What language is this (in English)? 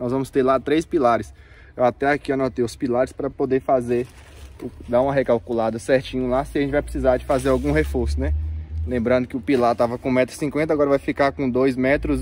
Portuguese